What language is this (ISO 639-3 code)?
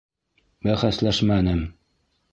bak